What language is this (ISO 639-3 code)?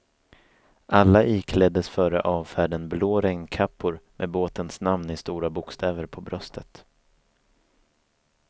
swe